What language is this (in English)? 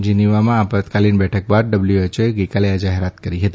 Gujarati